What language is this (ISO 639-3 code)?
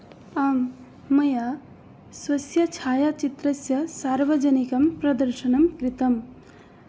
san